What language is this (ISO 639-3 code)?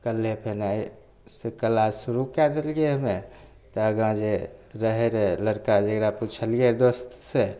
mai